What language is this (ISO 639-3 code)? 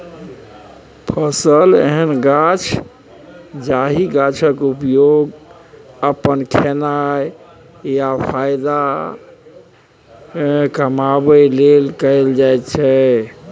mai